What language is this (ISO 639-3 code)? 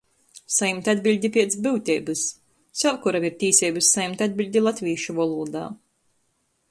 ltg